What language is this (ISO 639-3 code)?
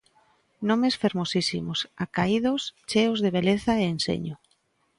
glg